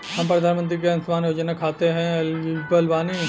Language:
Bhojpuri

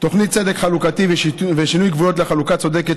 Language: Hebrew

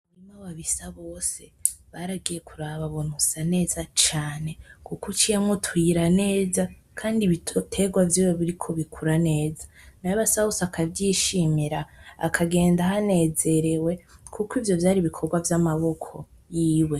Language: Rundi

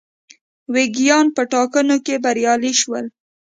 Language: Pashto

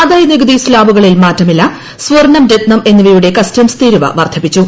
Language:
Malayalam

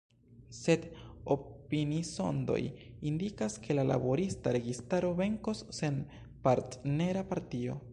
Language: Esperanto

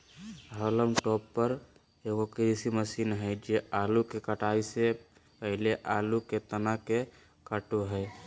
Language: Magahi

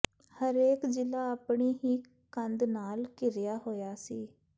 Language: Punjabi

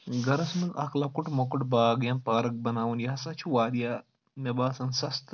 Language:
Kashmiri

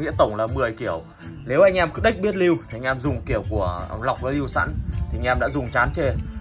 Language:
Vietnamese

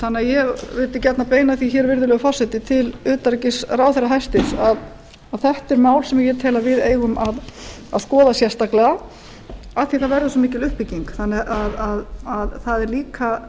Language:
Icelandic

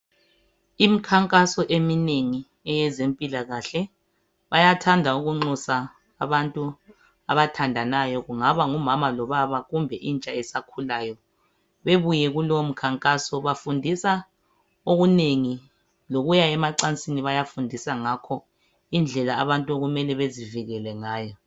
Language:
North Ndebele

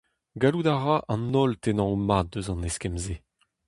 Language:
Breton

